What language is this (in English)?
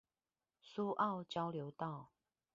Chinese